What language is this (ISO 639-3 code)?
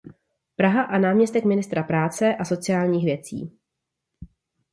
ces